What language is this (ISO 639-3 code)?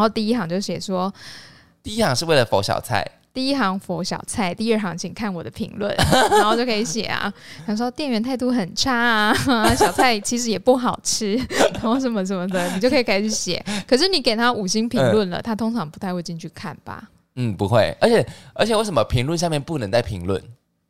zho